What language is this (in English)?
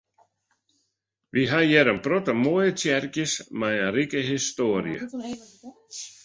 Western Frisian